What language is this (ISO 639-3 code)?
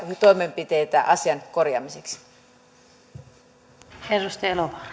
fin